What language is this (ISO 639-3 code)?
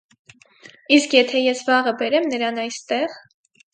hye